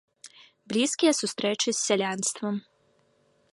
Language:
Belarusian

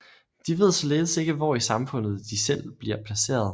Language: Danish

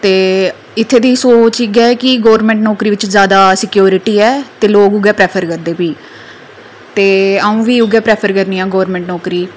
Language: Dogri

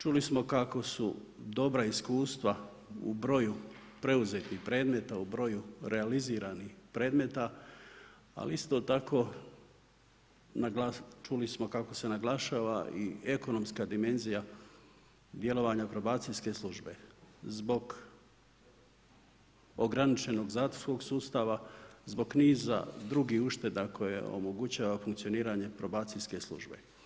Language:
Croatian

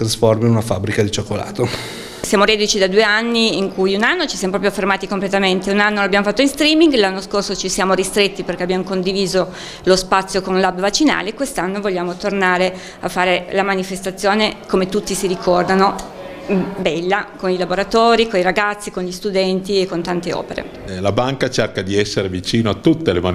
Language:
Italian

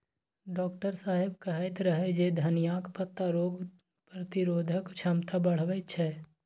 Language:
Maithili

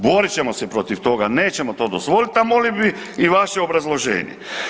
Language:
Croatian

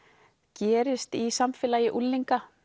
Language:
Icelandic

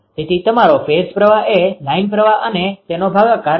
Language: Gujarati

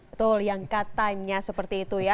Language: Indonesian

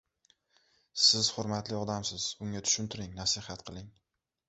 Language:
Uzbek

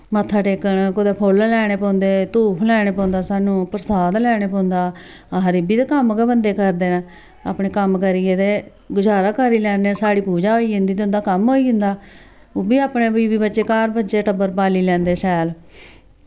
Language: Dogri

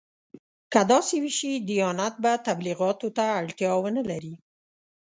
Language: Pashto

